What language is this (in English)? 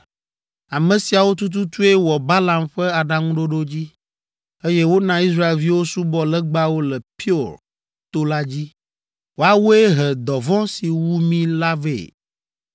Ewe